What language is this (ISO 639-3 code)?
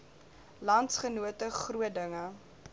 afr